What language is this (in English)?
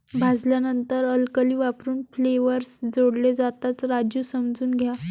Marathi